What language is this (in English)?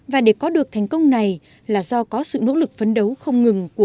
Vietnamese